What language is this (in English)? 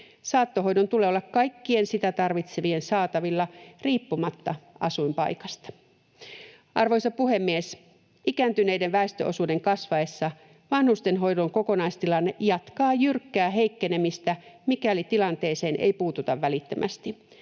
Finnish